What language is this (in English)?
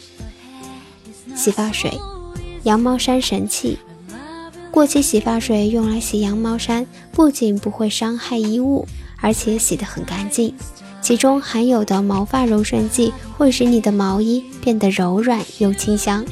Chinese